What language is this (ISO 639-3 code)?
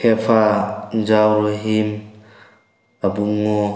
mni